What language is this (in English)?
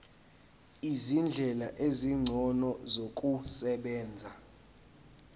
Zulu